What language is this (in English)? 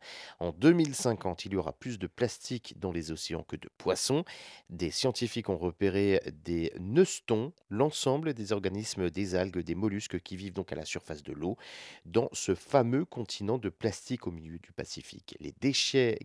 French